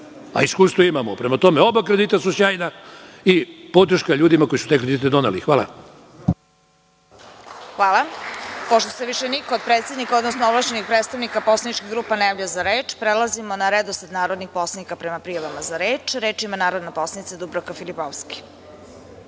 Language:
Serbian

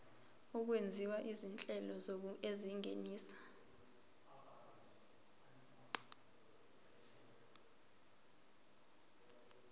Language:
Zulu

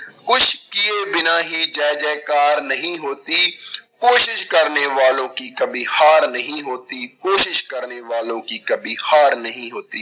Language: Punjabi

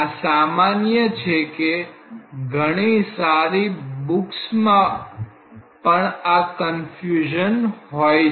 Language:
Gujarati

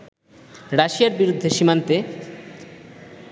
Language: Bangla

